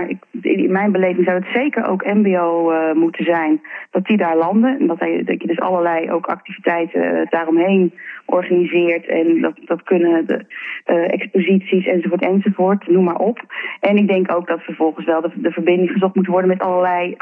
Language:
Dutch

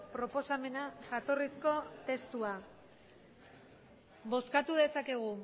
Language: Basque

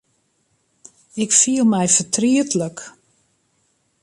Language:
Western Frisian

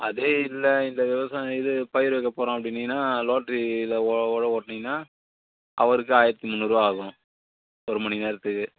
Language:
Tamil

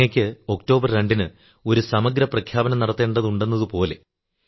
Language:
Malayalam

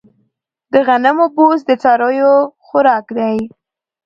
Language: Pashto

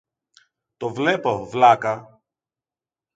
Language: Greek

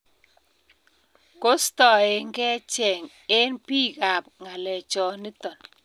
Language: Kalenjin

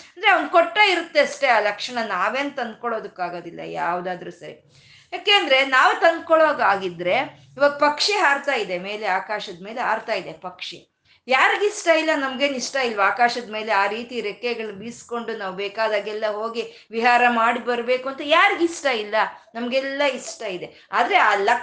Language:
Kannada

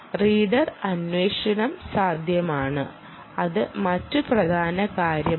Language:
Malayalam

